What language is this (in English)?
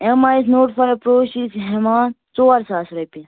Kashmiri